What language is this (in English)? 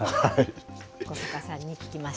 Japanese